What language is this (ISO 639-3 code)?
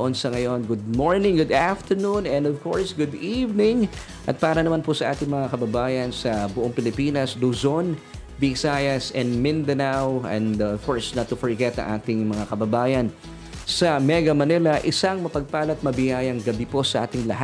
fil